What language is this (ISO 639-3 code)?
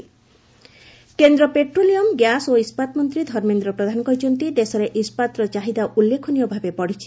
ori